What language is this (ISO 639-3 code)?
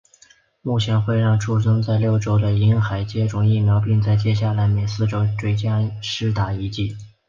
zho